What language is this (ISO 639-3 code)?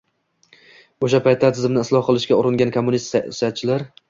uzb